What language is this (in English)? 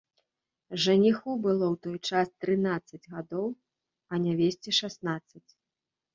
Belarusian